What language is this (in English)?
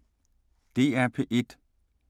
Danish